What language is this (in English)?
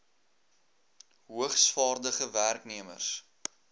Afrikaans